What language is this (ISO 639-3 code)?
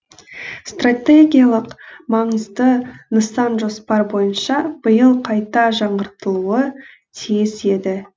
kaz